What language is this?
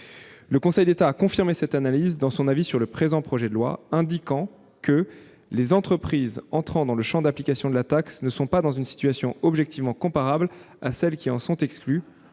French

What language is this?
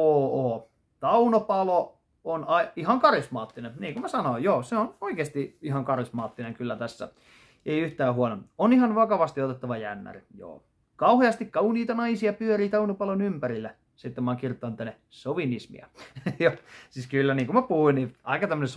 Finnish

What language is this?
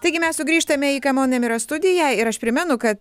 Lithuanian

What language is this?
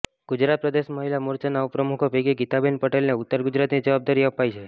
Gujarati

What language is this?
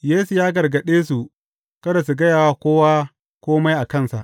Hausa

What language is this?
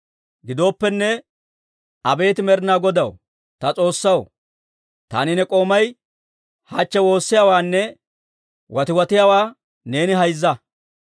Dawro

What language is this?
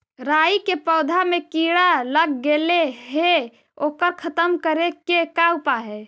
Magahi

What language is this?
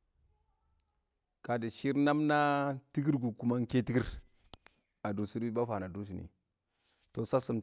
Awak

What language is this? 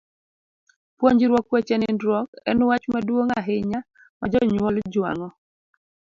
Luo (Kenya and Tanzania)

